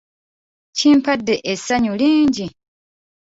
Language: Ganda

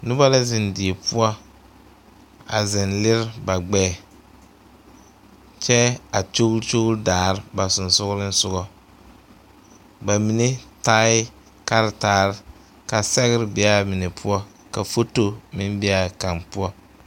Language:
Southern Dagaare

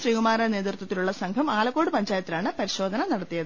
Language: Malayalam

